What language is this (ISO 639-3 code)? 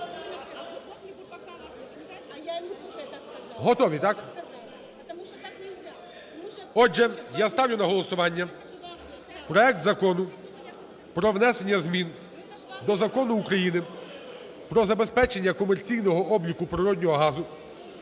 ukr